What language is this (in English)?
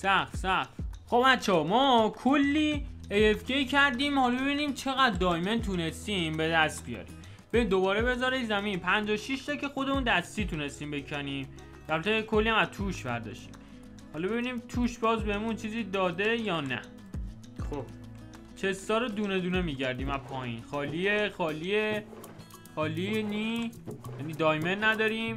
Persian